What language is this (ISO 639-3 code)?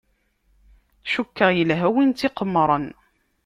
kab